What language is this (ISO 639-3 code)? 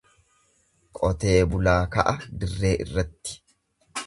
orm